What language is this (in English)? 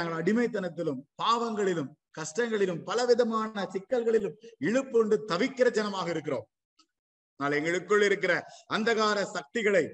Tamil